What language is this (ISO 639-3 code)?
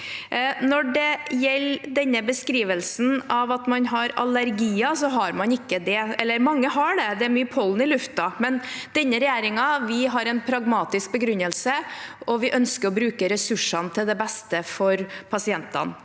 nor